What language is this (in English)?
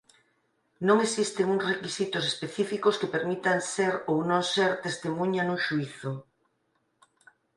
Galician